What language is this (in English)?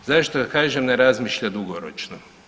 Croatian